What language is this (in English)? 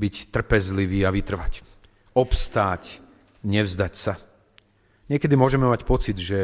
Slovak